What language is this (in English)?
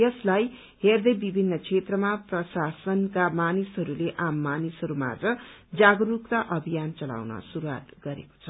Nepali